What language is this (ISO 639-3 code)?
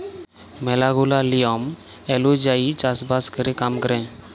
ben